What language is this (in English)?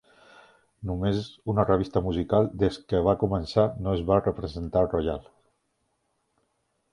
Catalan